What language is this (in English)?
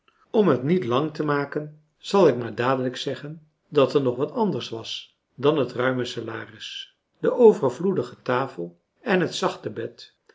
Dutch